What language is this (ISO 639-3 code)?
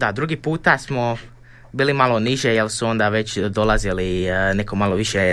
hrv